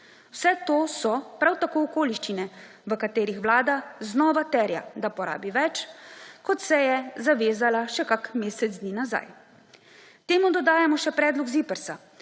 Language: Slovenian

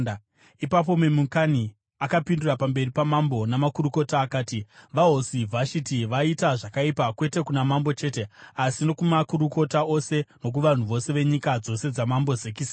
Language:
Shona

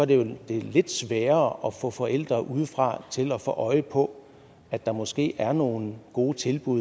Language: Danish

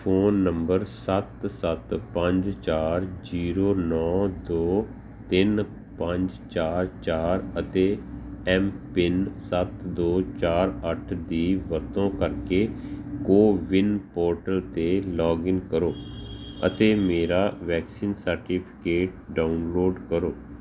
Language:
Punjabi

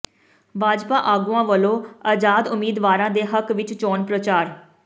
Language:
Punjabi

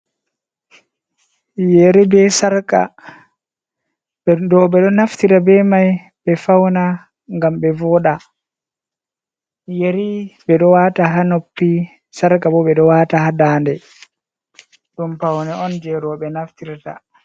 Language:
Fula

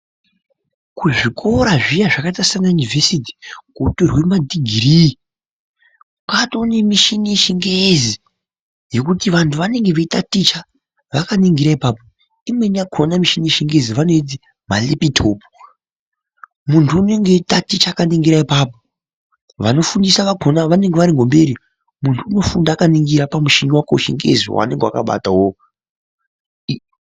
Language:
Ndau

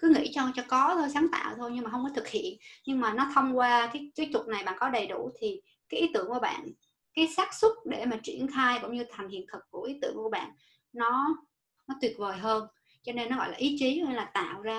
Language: Vietnamese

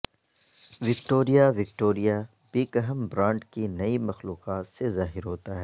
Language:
Urdu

